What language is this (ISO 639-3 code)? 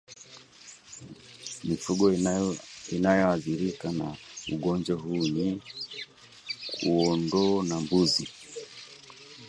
swa